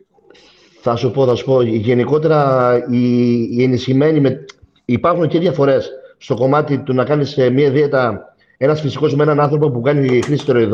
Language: Greek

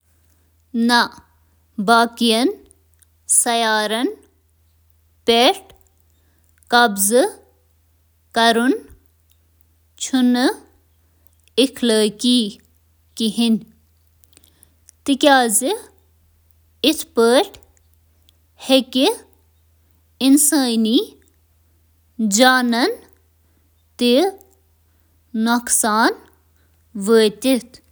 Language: Kashmiri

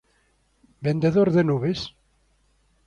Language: Galician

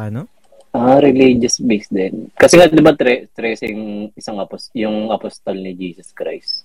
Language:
Filipino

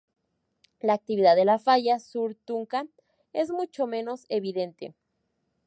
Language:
Spanish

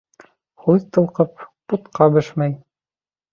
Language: Bashkir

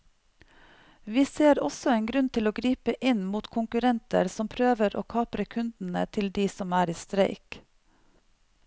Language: Norwegian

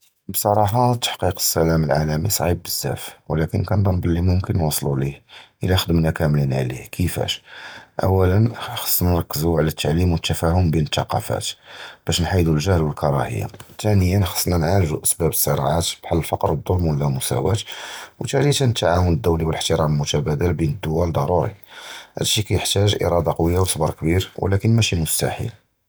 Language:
Judeo-Arabic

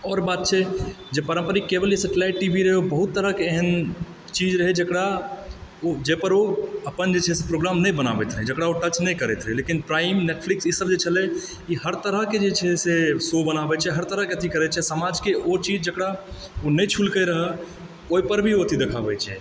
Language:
Maithili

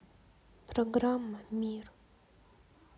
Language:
Russian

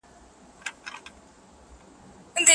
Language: Pashto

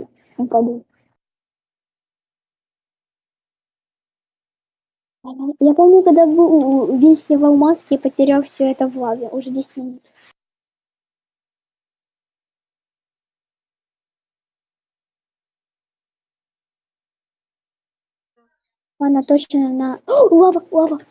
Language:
Russian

